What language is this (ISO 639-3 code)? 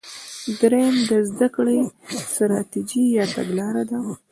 pus